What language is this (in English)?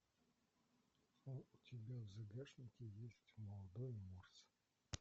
Russian